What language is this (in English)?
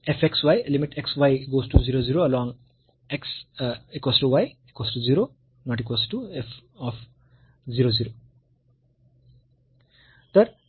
Marathi